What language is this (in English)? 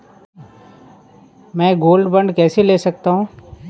Hindi